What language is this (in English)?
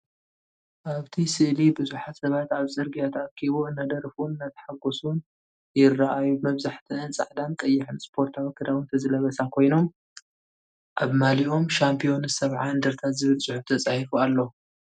Tigrinya